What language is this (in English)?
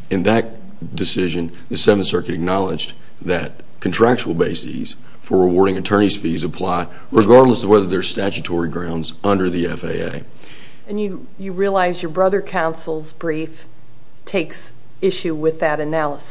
English